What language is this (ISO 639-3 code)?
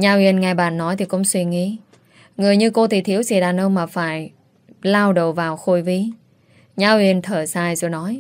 vie